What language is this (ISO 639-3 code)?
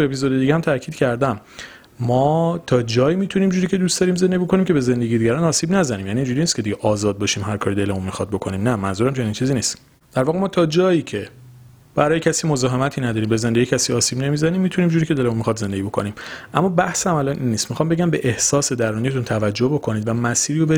fas